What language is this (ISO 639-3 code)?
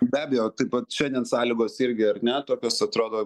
lit